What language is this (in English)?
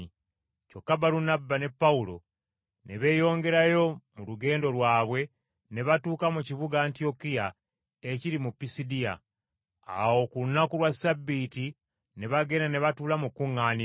Ganda